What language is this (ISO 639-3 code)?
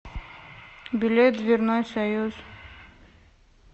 rus